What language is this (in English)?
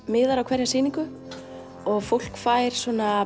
Icelandic